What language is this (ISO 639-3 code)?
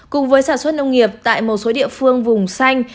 vie